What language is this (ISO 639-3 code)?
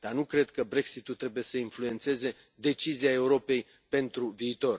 ron